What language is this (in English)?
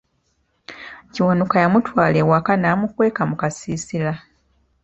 Ganda